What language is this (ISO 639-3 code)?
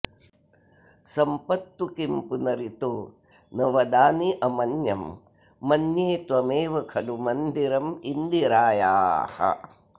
san